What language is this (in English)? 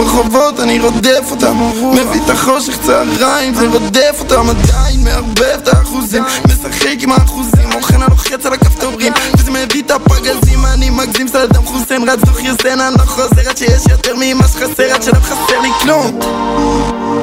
Hebrew